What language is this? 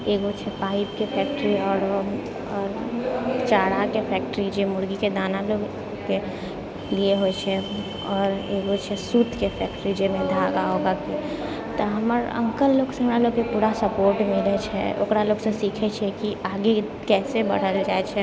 Maithili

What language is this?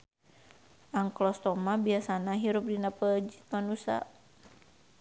Sundanese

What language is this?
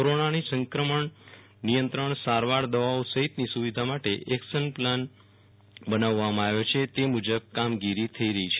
Gujarati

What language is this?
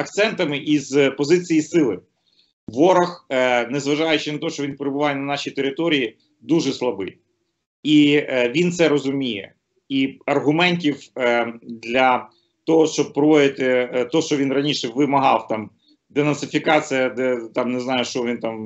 Ukrainian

